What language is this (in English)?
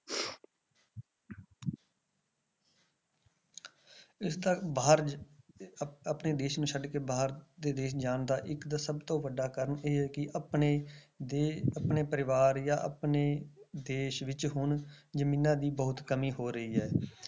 Punjabi